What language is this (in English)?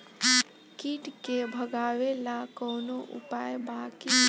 Bhojpuri